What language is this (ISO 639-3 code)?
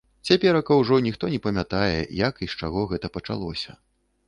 bel